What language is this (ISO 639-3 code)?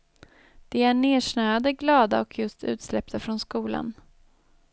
swe